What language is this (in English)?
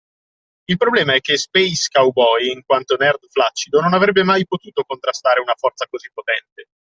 Italian